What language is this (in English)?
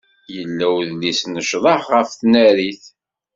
Kabyle